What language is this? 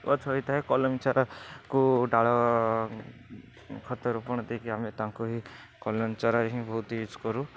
Odia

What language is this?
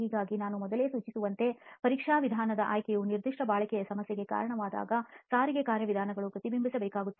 Kannada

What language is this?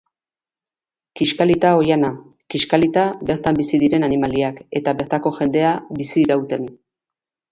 Basque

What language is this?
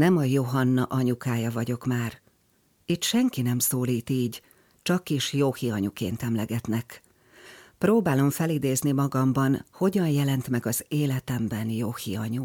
Hungarian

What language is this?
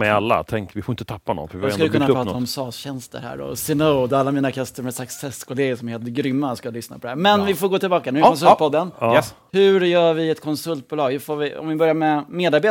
Swedish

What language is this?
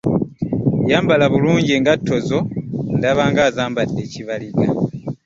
Ganda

